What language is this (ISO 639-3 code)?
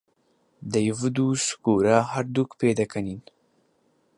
ckb